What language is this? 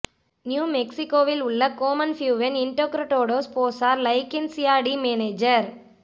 Tamil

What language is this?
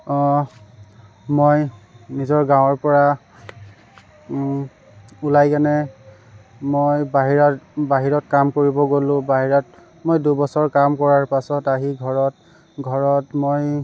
Assamese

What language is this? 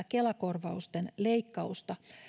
Finnish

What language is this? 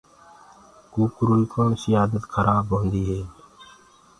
Gurgula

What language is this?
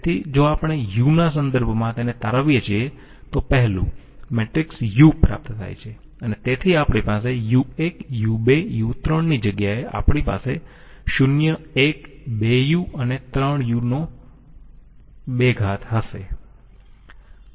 Gujarati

